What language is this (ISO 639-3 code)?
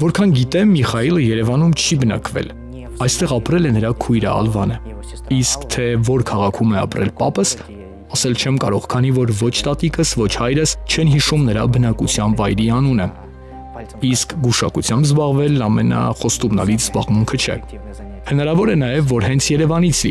ron